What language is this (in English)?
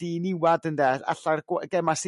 Welsh